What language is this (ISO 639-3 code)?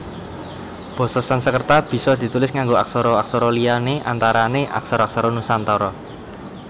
jav